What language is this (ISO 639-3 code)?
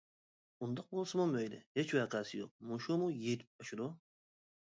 uig